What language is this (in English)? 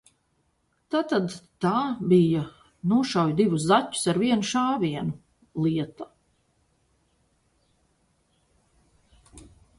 Latvian